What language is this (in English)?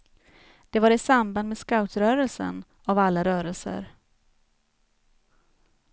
Swedish